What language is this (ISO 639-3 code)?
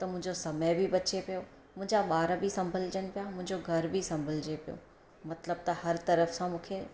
snd